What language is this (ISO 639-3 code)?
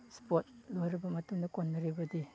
mni